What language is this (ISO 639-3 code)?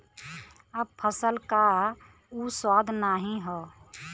bho